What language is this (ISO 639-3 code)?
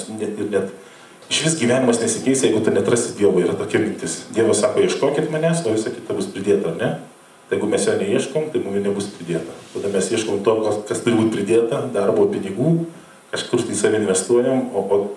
lit